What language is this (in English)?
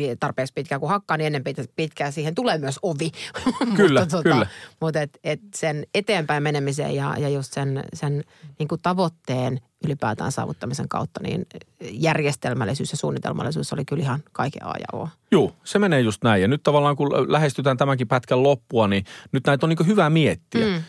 Finnish